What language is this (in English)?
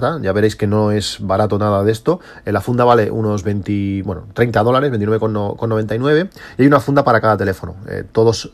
Spanish